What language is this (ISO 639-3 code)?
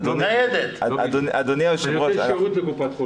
heb